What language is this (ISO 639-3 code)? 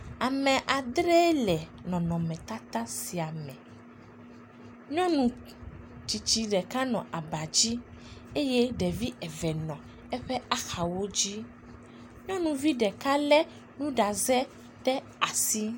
ewe